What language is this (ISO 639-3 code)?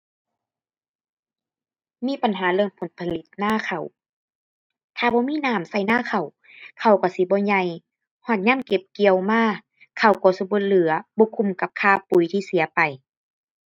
tha